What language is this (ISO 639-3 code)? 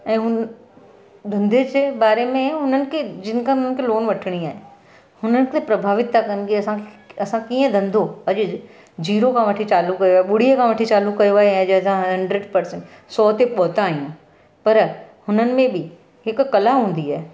snd